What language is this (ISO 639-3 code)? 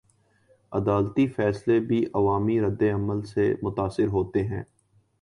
urd